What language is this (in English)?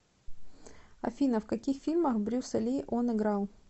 Russian